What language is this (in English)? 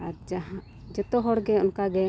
Santali